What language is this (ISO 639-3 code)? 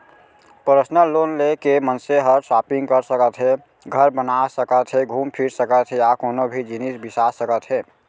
hne